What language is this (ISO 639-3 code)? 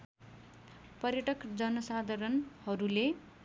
nep